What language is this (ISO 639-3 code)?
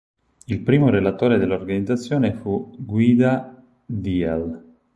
ita